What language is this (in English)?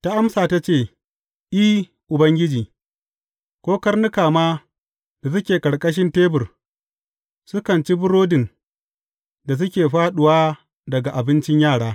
Hausa